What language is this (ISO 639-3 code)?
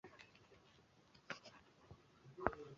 kin